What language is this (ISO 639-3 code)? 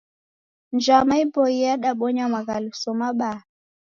dav